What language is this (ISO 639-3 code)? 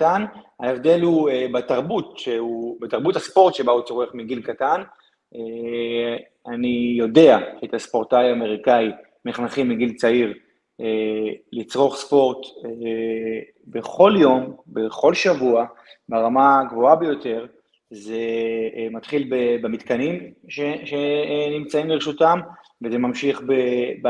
heb